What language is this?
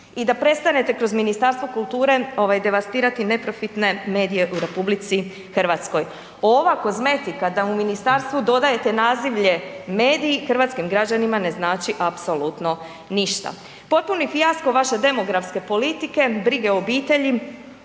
Croatian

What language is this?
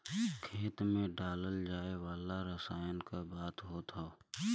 Bhojpuri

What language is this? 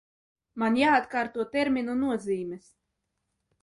Latvian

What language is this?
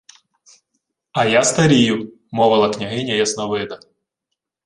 Ukrainian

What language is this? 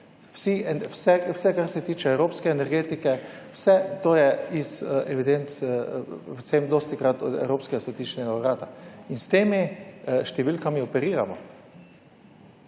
Slovenian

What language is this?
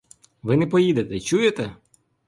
Ukrainian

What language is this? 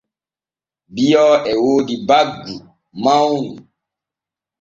Borgu Fulfulde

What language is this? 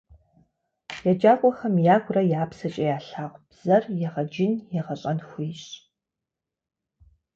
Kabardian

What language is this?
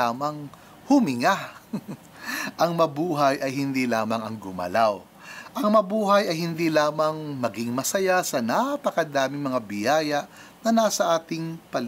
Filipino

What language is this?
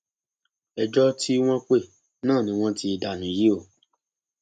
Yoruba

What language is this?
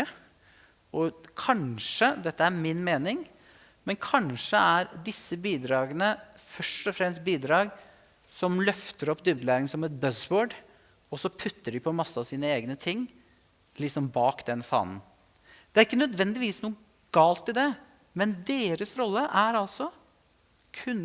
Norwegian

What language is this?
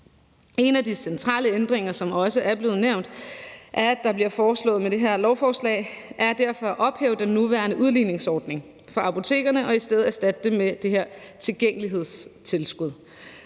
Danish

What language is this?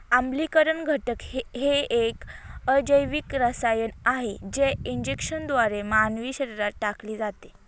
Marathi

